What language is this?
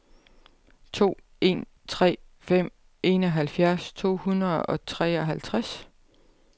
Danish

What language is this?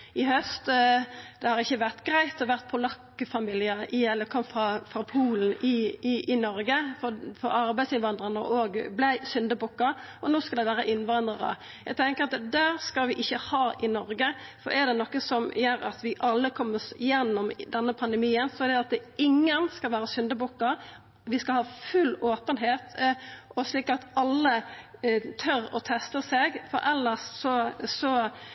Norwegian Nynorsk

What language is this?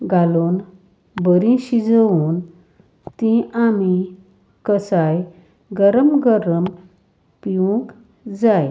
Konkani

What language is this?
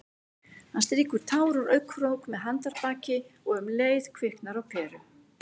Icelandic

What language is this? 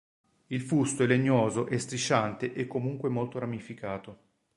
Italian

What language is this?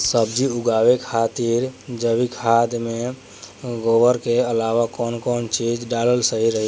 Bhojpuri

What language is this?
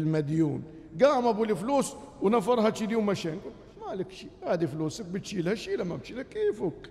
Arabic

